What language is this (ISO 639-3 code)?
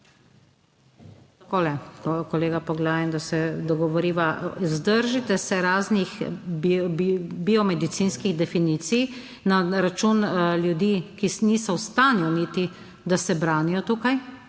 slv